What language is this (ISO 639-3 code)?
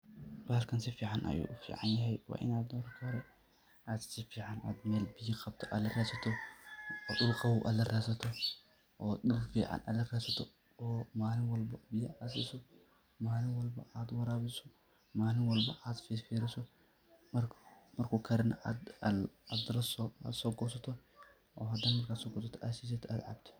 som